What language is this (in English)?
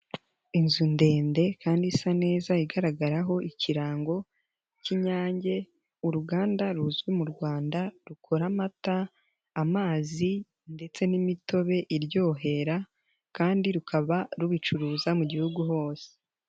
Kinyarwanda